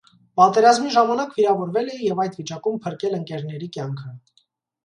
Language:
Armenian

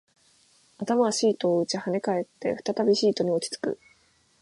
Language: Japanese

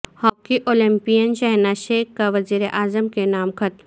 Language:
Urdu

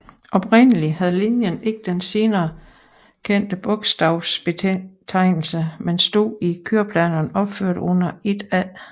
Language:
Danish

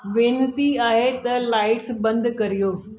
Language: Sindhi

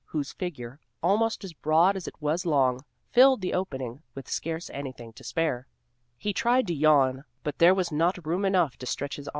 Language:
English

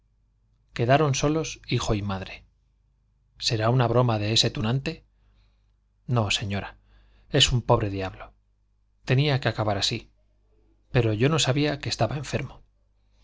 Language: Spanish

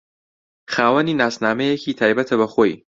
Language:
Central Kurdish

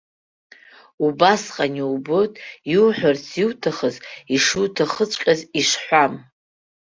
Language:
Abkhazian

